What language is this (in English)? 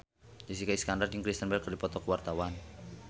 Sundanese